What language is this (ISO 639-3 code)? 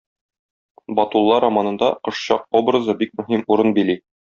tat